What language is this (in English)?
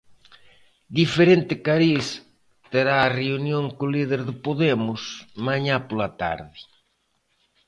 Galician